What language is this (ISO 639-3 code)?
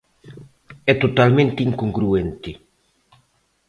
glg